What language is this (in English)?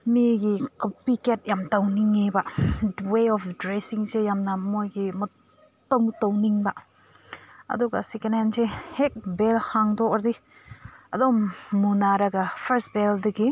Manipuri